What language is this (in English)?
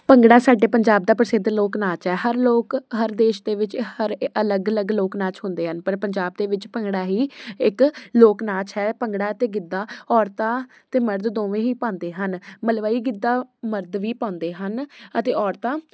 Punjabi